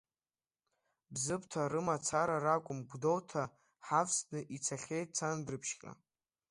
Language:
Abkhazian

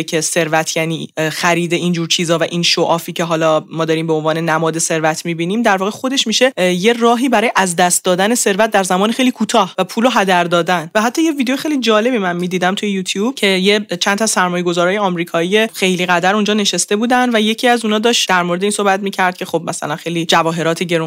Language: Persian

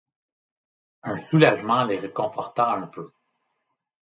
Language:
French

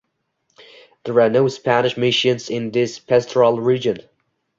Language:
English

